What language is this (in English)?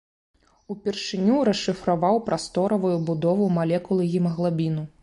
Belarusian